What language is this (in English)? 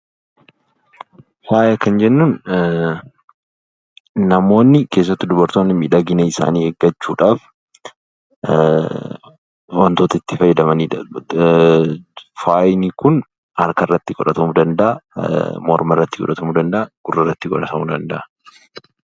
Oromo